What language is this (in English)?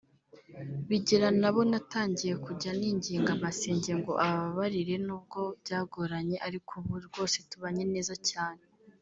Kinyarwanda